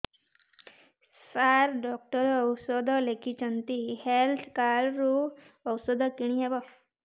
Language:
Odia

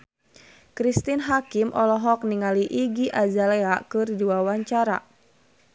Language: Sundanese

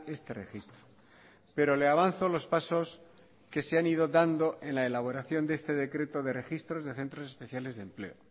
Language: Spanish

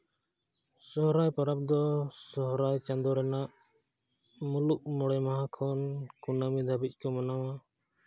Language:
Santali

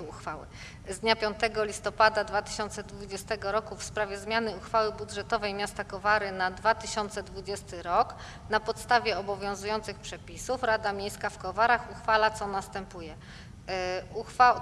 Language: Polish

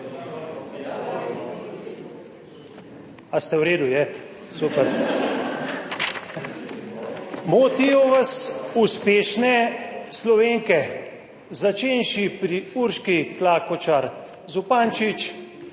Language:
Slovenian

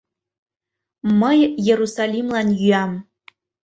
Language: Mari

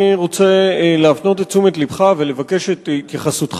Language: Hebrew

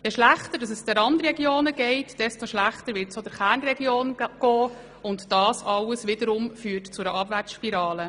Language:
Swiss German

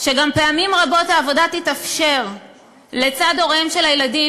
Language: Hebrew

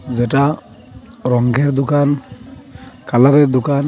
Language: Bangla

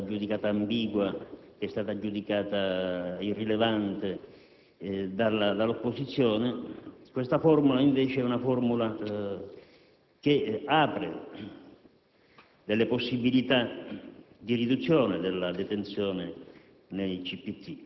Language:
Italian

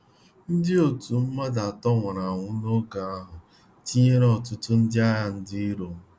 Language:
Igbo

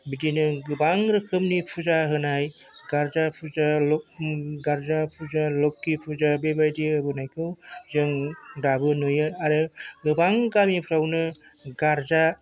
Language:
Bodo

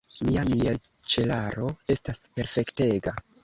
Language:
Esperanto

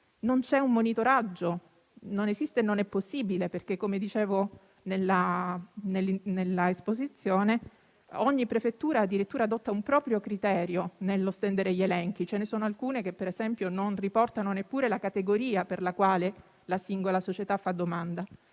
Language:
Italian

